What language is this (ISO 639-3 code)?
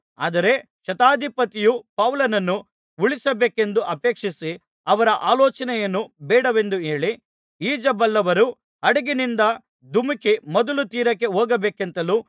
kan